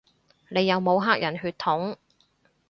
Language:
Cantonese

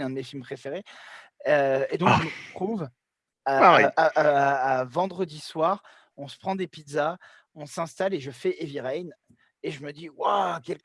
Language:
French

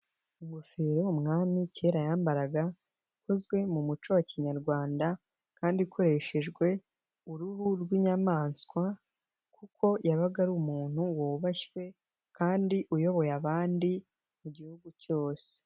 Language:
Kinyarwanda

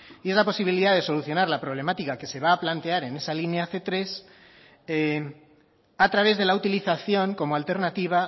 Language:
Spanish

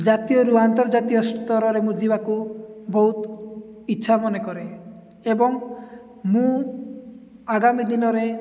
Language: Odia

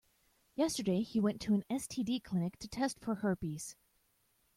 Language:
English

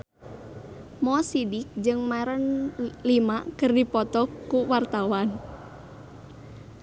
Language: Sundanese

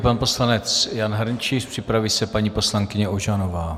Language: Czech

